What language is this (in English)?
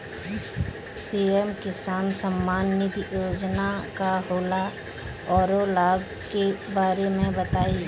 Bhojpuri